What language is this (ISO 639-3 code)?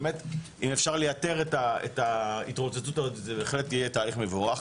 heb